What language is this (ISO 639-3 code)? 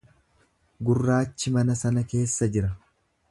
orm